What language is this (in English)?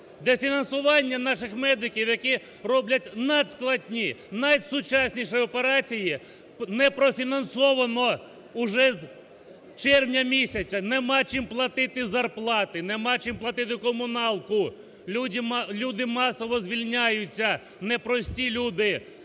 Ukrainian